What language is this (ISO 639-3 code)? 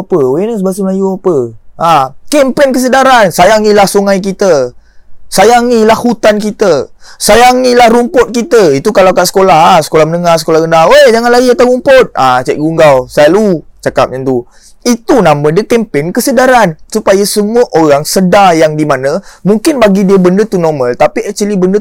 msa